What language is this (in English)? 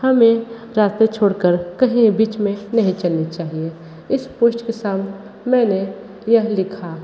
Hindi